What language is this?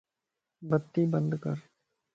Lasi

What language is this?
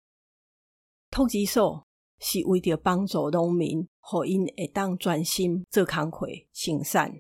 Chinese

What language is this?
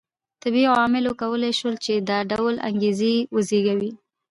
Pashto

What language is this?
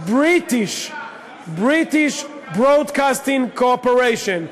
Hebrew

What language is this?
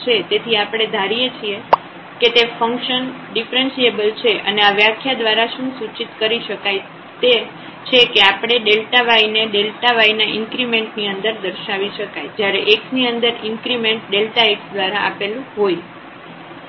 Gujarati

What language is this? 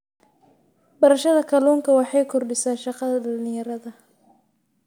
Somali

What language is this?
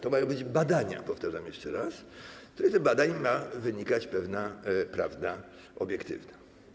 Polish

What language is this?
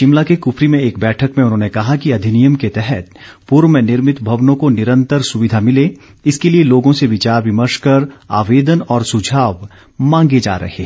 Hindi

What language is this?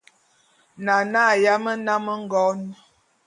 Bulu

